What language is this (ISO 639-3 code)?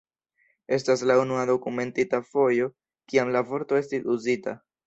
epo